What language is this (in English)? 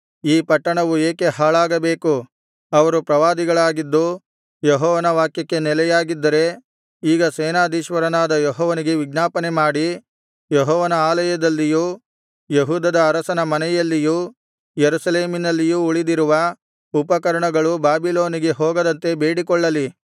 Kannada